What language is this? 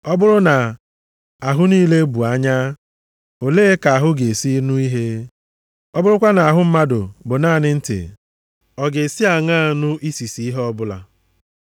Igbo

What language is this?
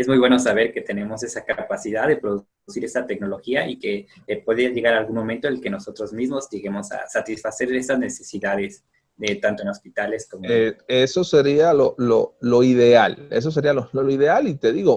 Spanish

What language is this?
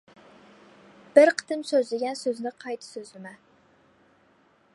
Uyghur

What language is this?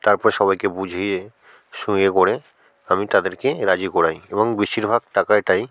Bangla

